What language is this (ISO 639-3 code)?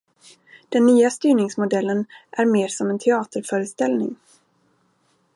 swe